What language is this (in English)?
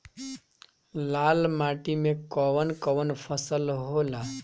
Bhojpuri